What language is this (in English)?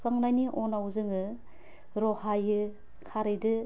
Bodo